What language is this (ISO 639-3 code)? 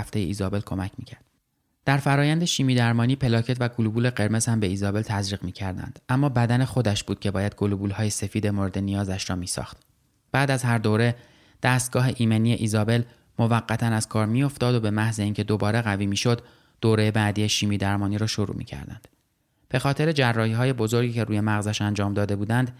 fas